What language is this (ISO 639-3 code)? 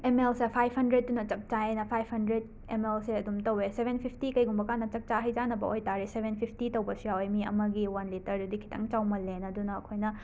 mni